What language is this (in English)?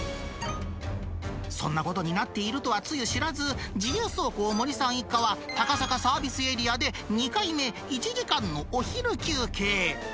Japanese